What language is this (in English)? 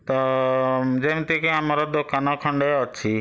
Odia